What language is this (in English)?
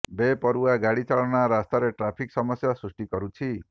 Odia